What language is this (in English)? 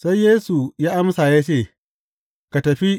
Hausa